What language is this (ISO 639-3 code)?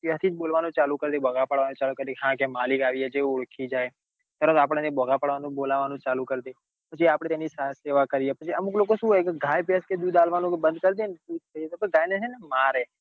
guj